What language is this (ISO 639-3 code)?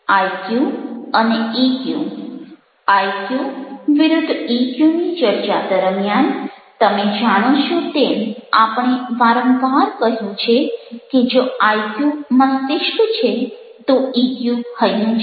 guj